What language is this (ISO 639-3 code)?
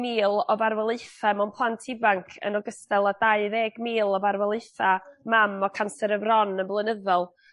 cym